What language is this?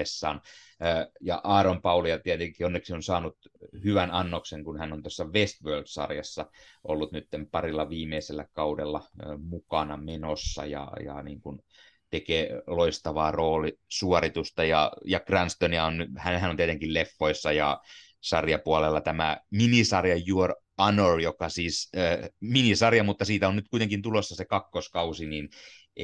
Finnish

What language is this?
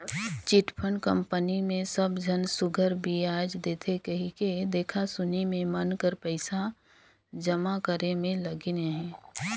Chhattisgarhi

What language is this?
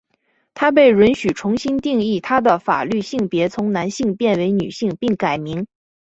Chinese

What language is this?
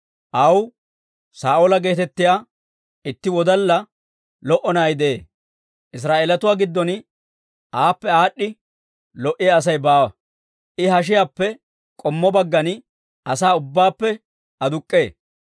Dawro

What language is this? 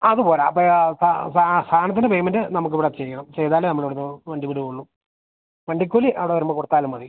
Malayalam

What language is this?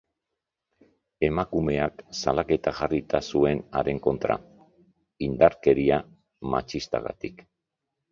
Basque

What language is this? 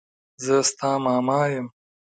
Pashto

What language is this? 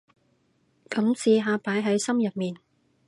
Cantonese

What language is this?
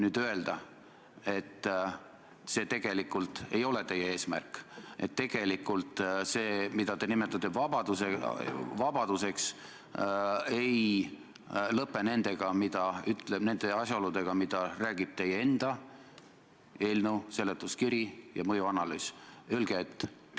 Estonian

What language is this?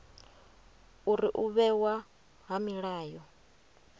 Venda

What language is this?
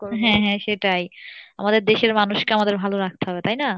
Bangla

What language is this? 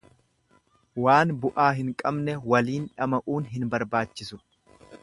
Oromo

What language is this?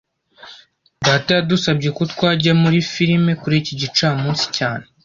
Kinyarwanda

